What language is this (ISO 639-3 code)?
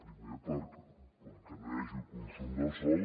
cat